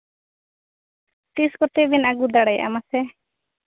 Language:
Santali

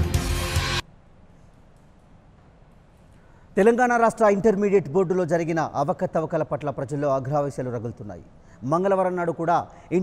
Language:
Hindi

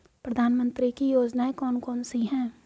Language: Hindi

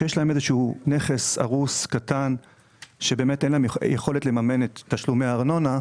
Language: Hebrew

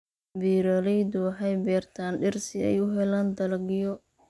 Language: Somali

